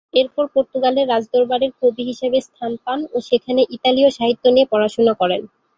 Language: Bangla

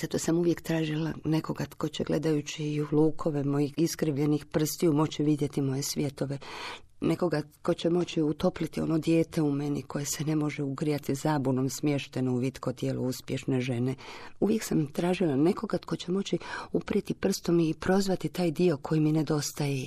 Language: Croatian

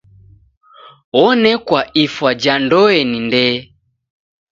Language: Taita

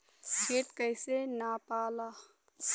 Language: Bhojpuri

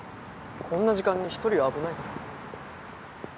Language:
Japanese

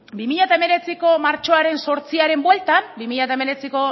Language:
Basque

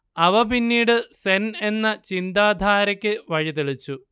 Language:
Malayalam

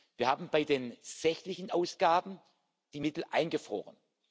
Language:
German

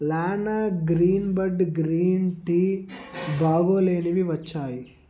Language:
Telugu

